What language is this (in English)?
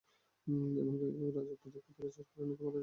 Bangla